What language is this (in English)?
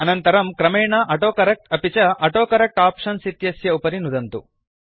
Sanskrit